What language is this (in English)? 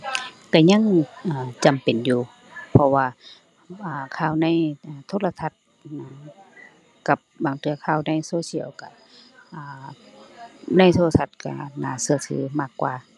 Thai